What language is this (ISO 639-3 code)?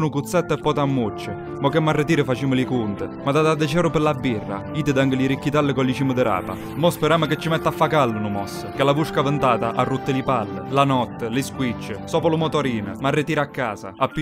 ita